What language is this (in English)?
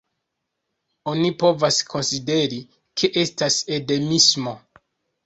Esperanto